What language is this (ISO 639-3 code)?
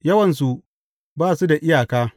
hau